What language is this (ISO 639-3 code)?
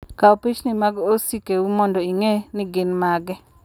luo